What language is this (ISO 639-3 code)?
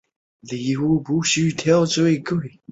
zho